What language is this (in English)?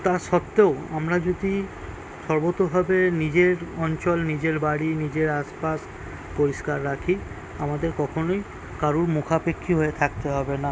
Bangla